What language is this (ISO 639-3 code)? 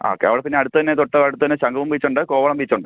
mal